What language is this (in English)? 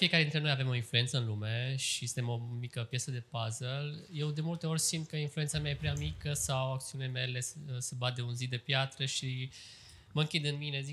Romanian